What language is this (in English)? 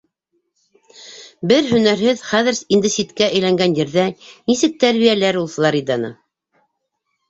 Bashkir